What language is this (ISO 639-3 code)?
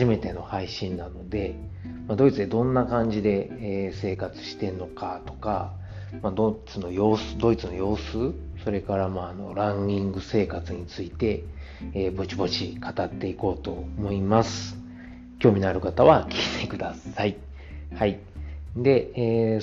jpn